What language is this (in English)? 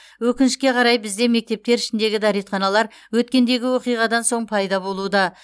Kazakh